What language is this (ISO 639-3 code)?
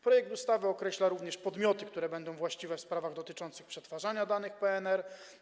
pol